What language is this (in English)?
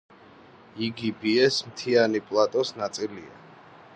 Georgian